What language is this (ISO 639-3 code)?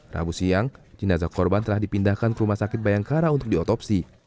ind